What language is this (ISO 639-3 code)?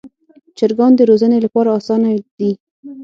pus